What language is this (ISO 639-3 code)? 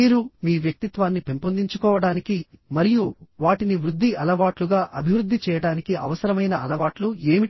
tel